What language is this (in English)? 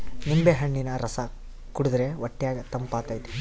Kannada